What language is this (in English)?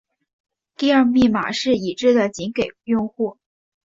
Chinese